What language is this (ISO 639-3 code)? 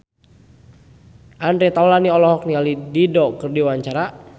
sun